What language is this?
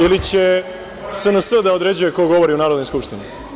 Serbian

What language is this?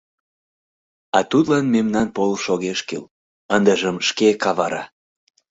Mari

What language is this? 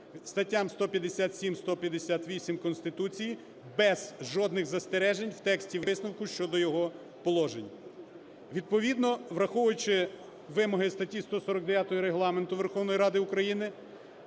Ukrainian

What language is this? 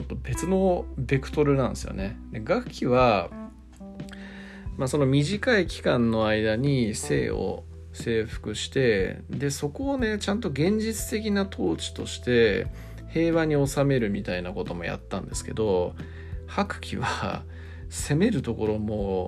Japanese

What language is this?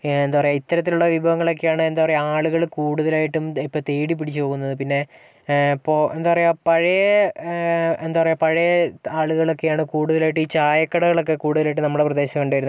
Malayalam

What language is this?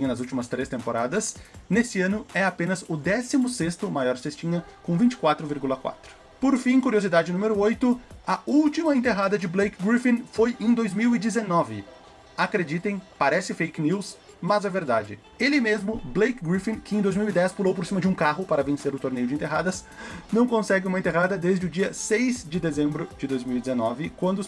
Portuguese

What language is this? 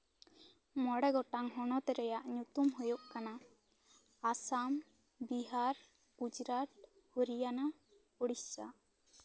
Santali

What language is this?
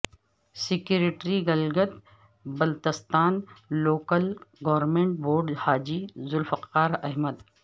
Urdu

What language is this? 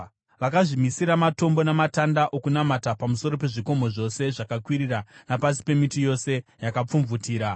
Shona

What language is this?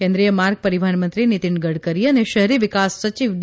Gujarati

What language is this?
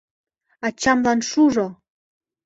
Mari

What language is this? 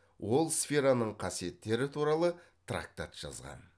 Kazakh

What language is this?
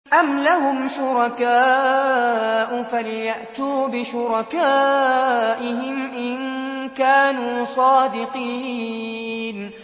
Arabic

